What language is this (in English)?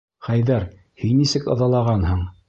Bashkir